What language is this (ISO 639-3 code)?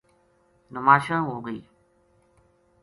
gju